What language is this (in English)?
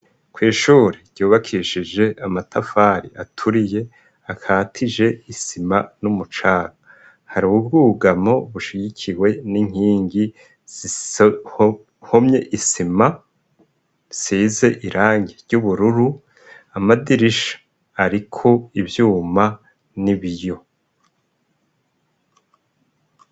Rundi